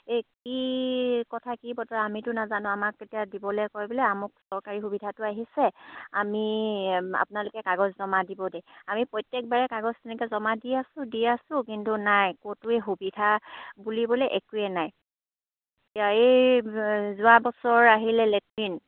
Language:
Assamese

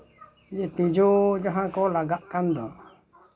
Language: Santali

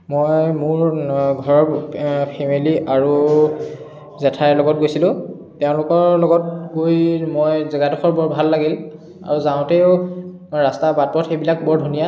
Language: Assamese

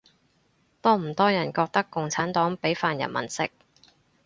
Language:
Cantonese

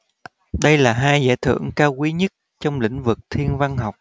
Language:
Vietnamese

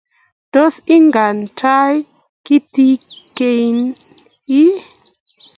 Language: Kalenjin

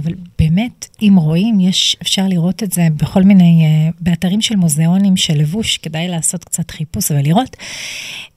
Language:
Hebrew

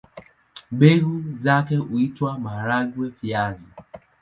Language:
Swahili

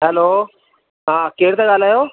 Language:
Sindhi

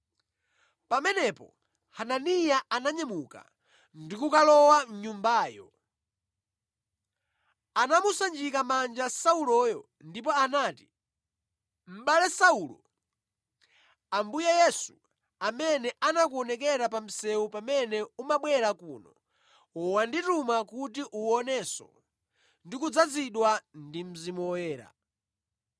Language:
Nyanja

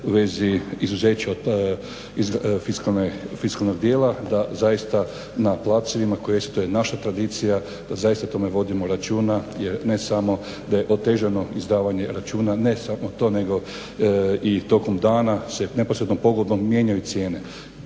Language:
Croatian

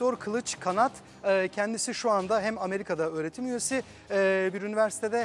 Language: Turkish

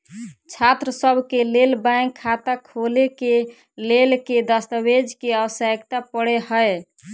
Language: Maithili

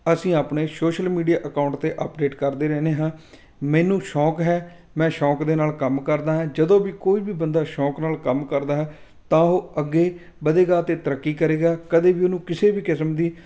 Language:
Punjabi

